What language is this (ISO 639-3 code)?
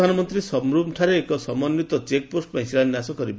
ori